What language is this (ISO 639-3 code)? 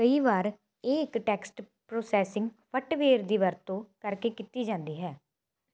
pan